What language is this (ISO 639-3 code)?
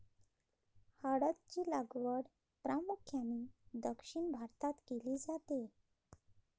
mar